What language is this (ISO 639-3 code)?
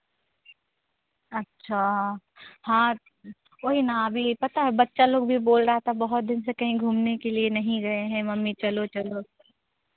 hin